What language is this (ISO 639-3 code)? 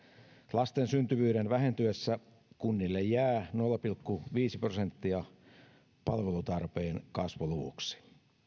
fin